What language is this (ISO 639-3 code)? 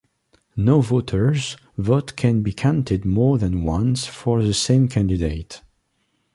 eng